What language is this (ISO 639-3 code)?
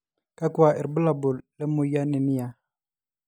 mas